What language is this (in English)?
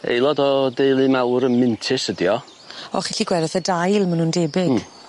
Welsh